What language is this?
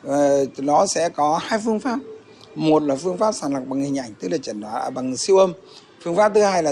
Vietnamese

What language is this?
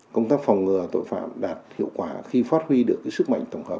Vietnamese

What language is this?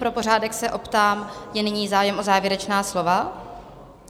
Czech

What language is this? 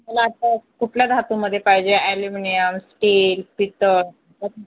Marathi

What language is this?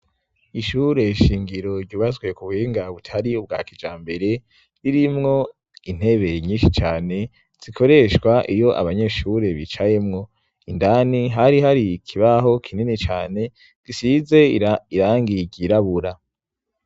Rundi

